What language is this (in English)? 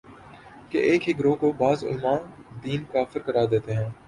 Urdu